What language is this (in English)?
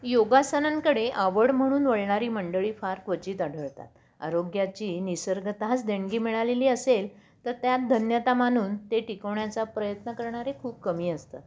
Marathi